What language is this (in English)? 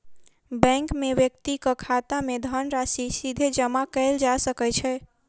Maithili